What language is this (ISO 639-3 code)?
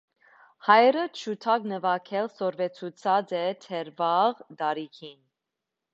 hye